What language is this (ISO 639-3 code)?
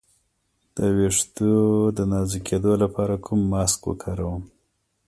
pus